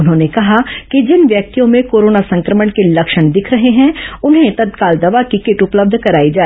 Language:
Hindi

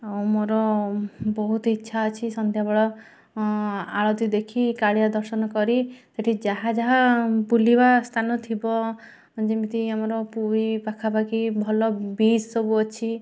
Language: Odia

